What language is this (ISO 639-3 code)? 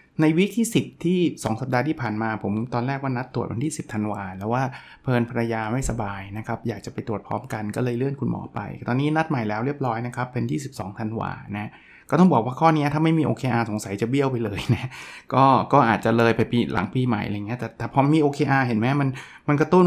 tha